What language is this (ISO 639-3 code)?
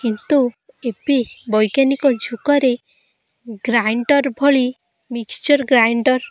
ori